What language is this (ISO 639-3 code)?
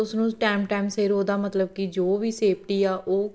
pan